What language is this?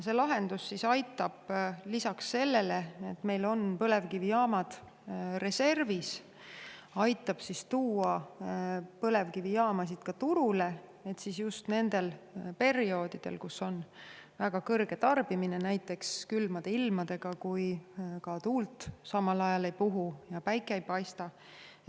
Estonian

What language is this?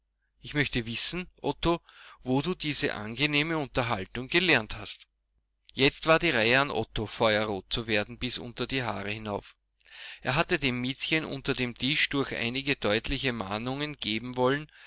German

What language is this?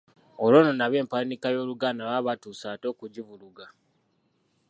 Ganda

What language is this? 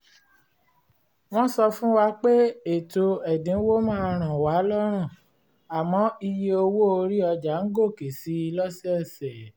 Yoruba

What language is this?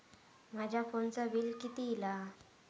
Marathi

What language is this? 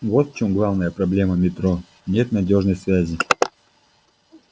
Russian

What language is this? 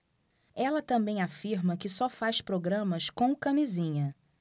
Portuguese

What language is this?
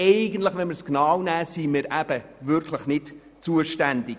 Swiss German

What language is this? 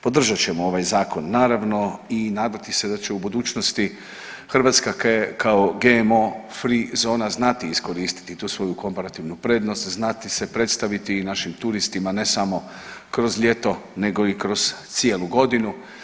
Croatian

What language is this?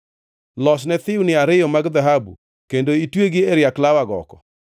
Luo (Kenya and Tanzania)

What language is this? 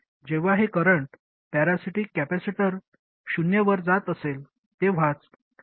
Marathi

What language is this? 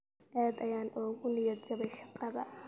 Somali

